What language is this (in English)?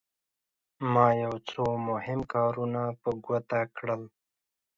Pashto